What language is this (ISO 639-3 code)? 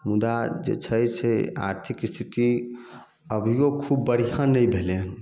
mai